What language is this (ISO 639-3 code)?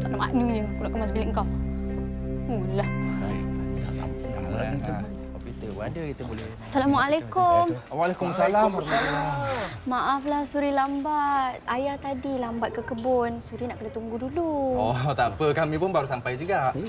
msa